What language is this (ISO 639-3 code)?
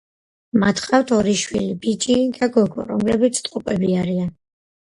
kat